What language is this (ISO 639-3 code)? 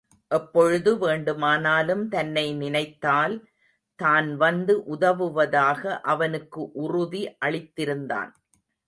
tam